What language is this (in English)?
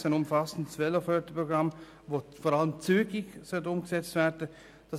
Swiss German